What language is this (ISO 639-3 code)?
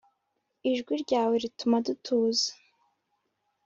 kin